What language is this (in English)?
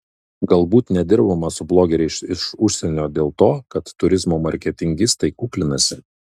Lithuanian